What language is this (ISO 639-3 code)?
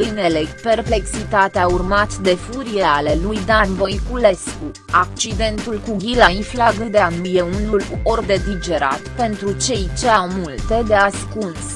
ron